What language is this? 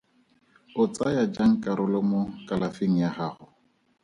Tswana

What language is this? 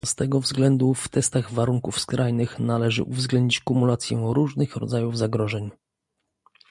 Polish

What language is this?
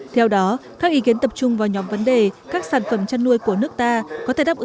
Vietnamese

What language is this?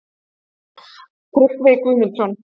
Icelandic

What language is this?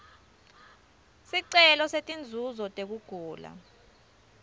Swati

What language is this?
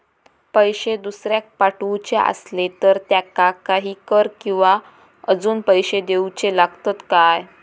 Marathi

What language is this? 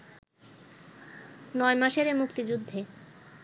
Bangla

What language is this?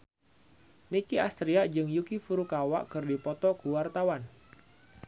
Sundanese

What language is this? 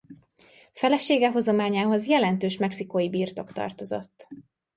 Hungarian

